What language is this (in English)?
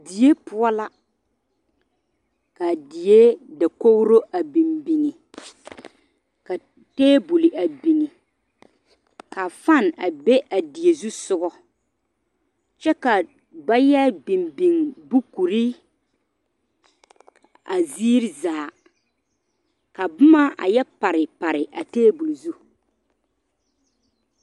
Southern Dagaare